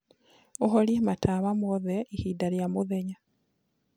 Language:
Kikuyu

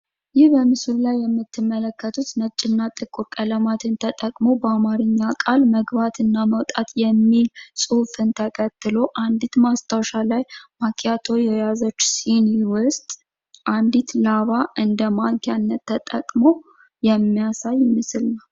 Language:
Amharic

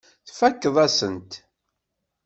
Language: Kabyle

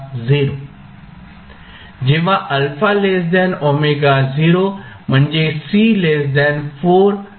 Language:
Marathi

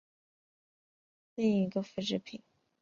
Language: Chinese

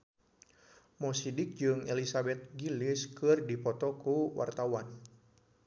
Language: Sundanese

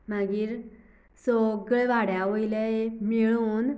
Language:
Konkani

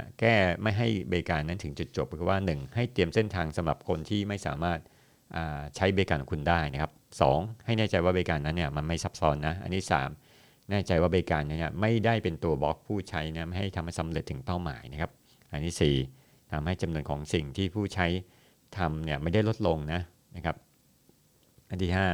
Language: Thai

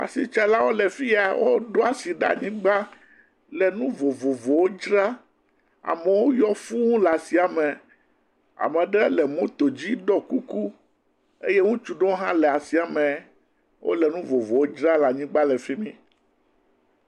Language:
Ewe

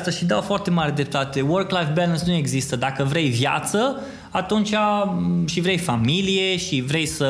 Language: Romanian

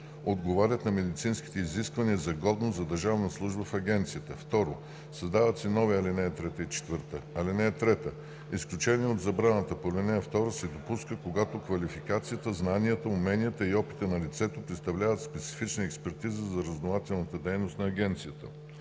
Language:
Bulgarian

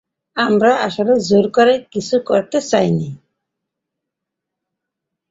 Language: Bangla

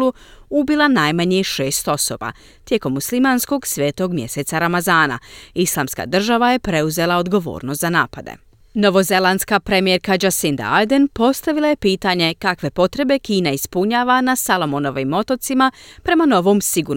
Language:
Croatian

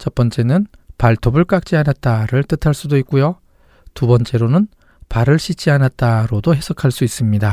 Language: Korean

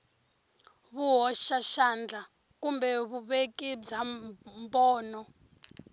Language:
Tsonga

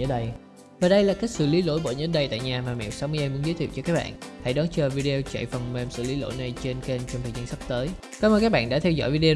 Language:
Vietnamese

